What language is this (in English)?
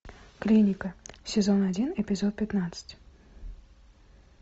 Russian